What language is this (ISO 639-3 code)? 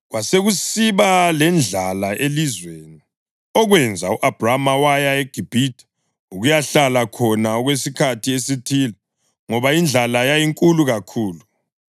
nde